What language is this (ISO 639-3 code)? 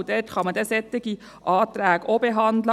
gsw